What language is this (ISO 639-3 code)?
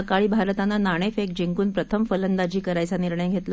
mar